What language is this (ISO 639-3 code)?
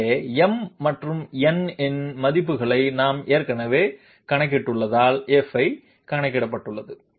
tam